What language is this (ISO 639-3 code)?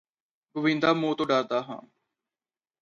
pan